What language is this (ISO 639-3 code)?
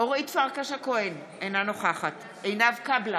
heb